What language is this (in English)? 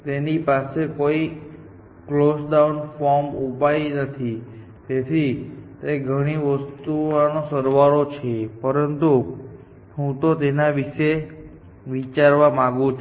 Gujarati